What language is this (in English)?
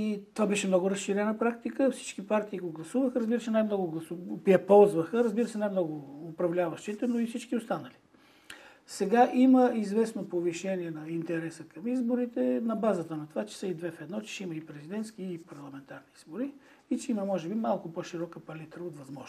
Bulgarian